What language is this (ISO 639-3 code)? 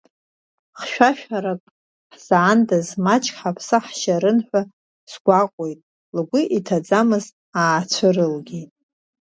abk